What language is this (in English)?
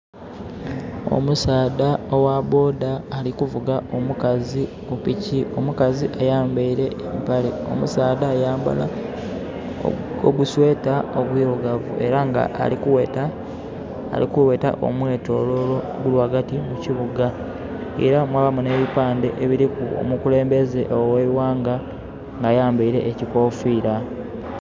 Soga